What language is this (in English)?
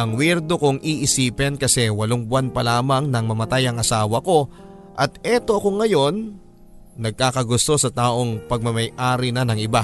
Filipino